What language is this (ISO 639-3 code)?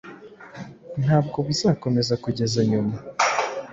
kin